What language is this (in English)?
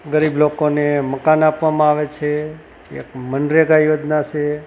Gujarati